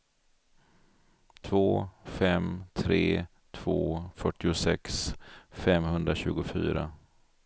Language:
Swedish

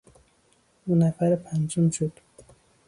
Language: Persian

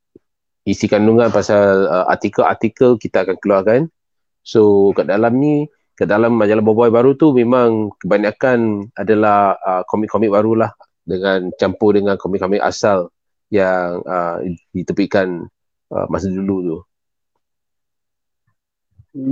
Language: Malay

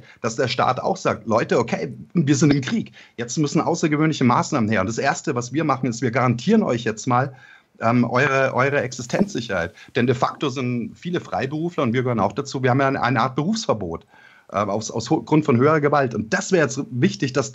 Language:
German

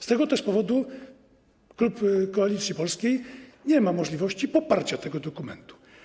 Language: Polish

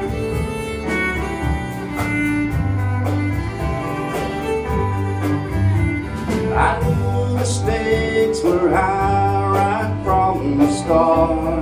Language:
English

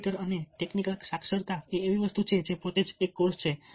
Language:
Gujarati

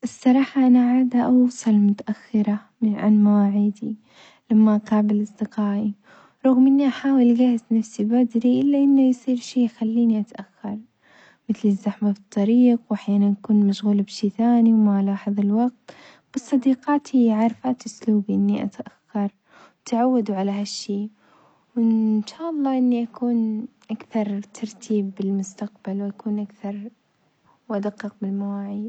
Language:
Omani Arabic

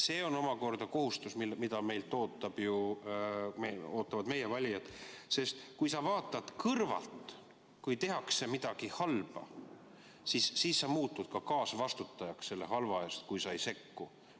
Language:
Estonian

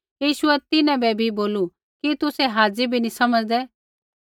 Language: Kullu Pahari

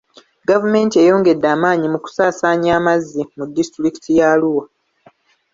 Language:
Ganda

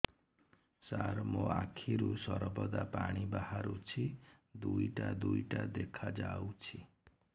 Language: Odia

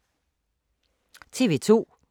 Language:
Danish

